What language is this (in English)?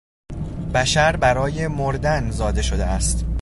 Persian